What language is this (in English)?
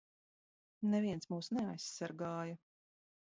Latvian